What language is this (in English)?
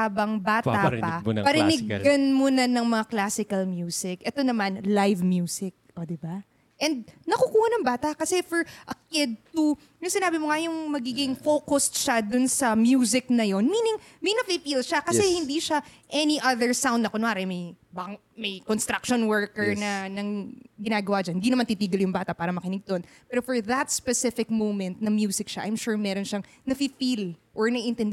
Filipino